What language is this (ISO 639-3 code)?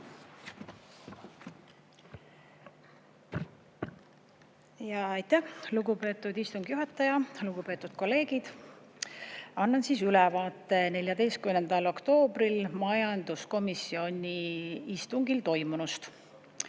est